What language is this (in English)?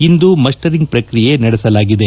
Kannada